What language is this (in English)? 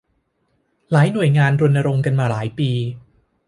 Thai